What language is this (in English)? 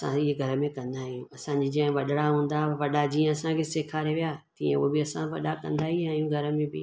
Sindhi